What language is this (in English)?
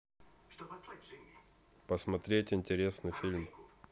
Russian